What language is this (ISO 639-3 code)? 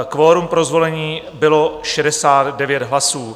ces